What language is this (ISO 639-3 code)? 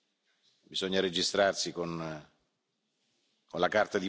ita